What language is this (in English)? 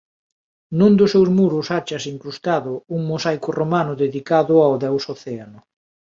Galician